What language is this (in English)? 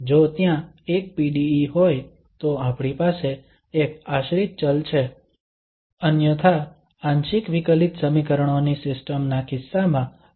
Gujarati